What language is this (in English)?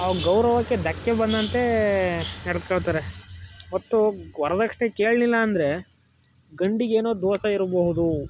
Kannada